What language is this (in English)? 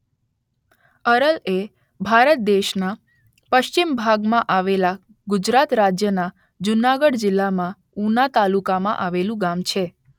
Gujarati